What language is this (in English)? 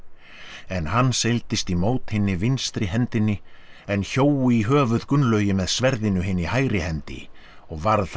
Icelandic